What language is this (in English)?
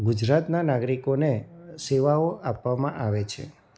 Gujarati